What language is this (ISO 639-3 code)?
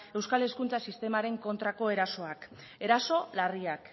eus